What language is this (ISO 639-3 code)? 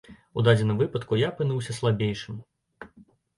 bel